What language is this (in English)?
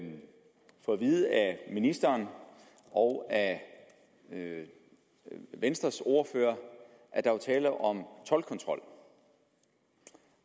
Danish